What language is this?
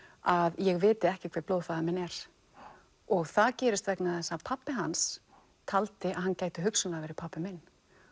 Icelandic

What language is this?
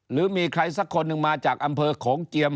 Thai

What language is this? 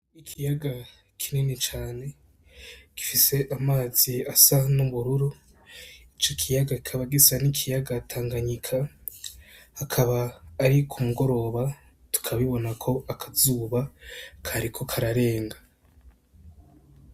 Rundi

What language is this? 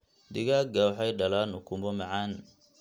Somali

